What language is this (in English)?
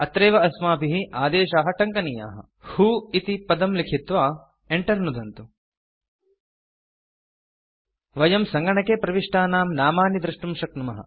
Sanskrit